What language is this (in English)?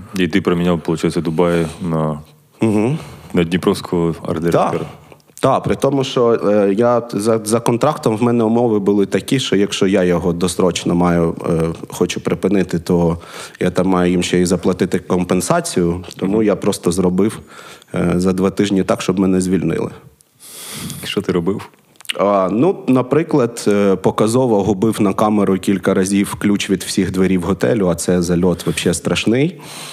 Ukrainian